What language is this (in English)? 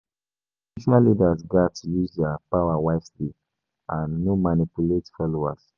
Nigerian Pidgin